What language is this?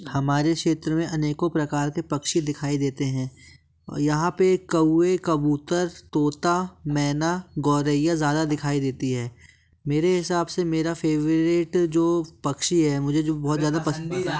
Hindi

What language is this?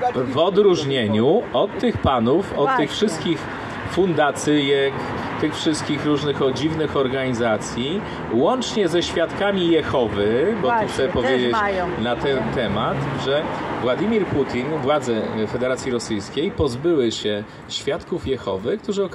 Polish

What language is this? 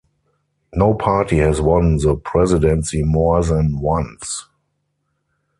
English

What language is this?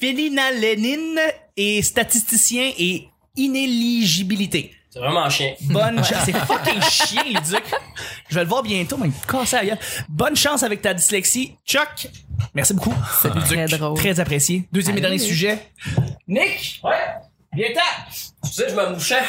French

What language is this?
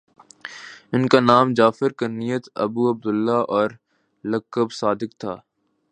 Urdu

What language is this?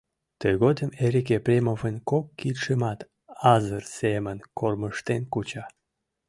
Mari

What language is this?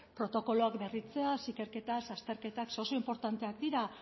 Basque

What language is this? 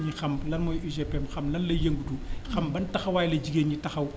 Wolof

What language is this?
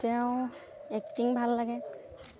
Assamese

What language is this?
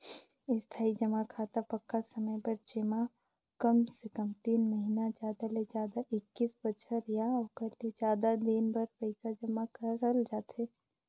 Chhattisgarhi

